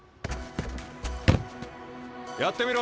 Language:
Japanese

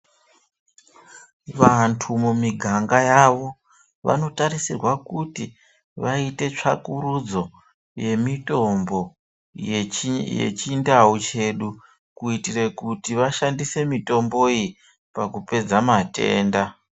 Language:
Ndau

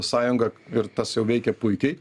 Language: Lithuanian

